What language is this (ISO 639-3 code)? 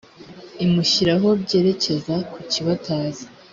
kin